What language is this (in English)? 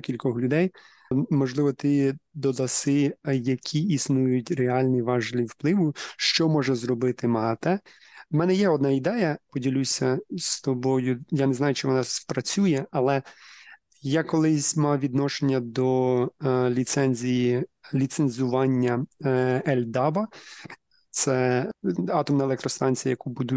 Ukrainian